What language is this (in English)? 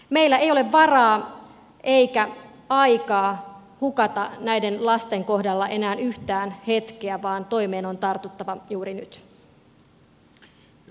Finnish